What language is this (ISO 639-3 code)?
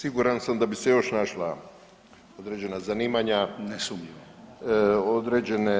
hrv